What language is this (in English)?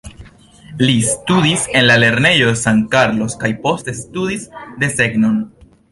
Esperanto